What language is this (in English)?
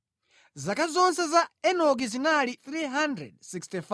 Nyanja